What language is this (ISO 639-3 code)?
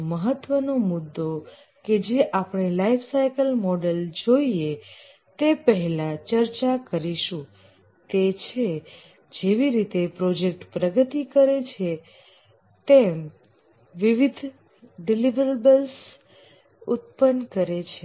guj